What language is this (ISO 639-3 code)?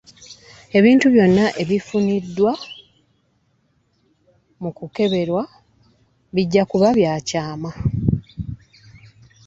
lug